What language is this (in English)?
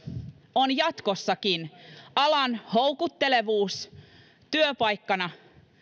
Finnish